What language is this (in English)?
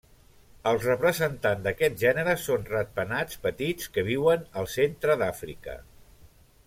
Catalan